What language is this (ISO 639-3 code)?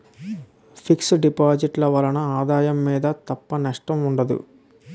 tel